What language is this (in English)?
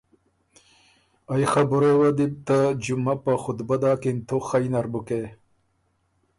Ormuri